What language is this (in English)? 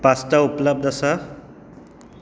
Konkani